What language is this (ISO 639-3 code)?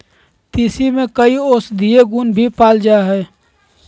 mag